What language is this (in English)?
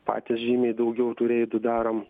Lithuanian